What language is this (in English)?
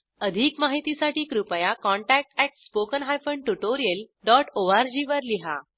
Marathi